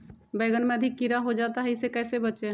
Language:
Magahi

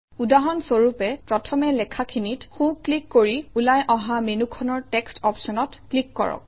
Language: Assamese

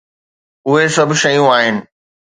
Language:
Sindhi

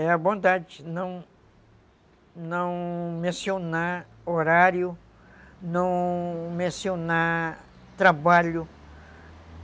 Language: Portuguese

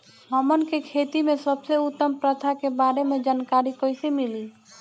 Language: Bhojpuri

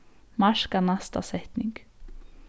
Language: Faroese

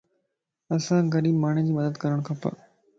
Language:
Lasi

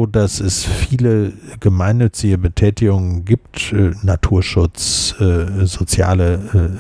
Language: German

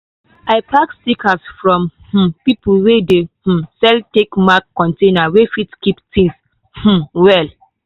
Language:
Nigerian Pidgin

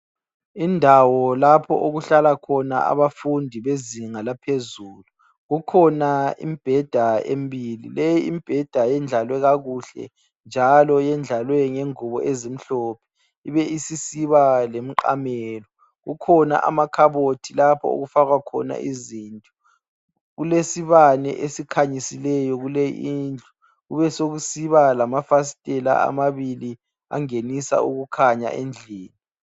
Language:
North Ndebele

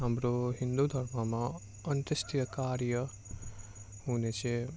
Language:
Nepali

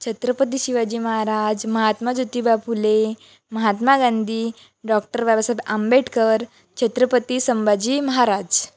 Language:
Marathi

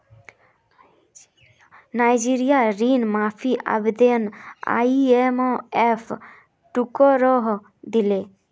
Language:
Magahi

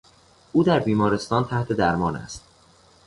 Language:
Persian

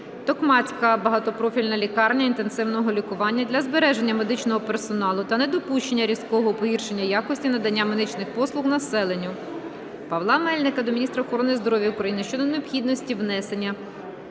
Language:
Ukrainian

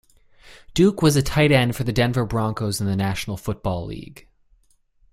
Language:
English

